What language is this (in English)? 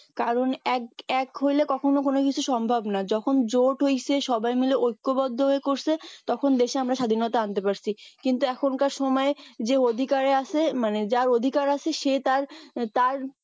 Bangla